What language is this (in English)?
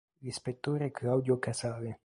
Italian